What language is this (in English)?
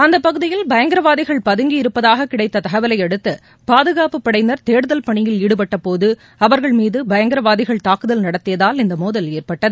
Tamil